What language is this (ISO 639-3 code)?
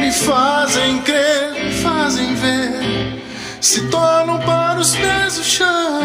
por